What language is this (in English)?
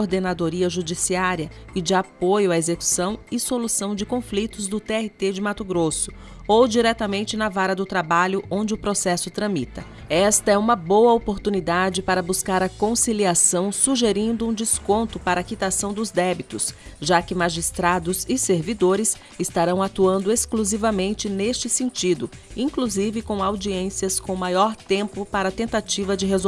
Portuguese